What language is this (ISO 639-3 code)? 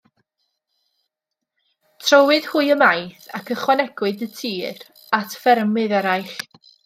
cym